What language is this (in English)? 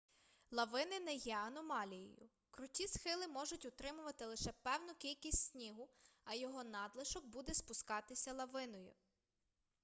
Ukrainian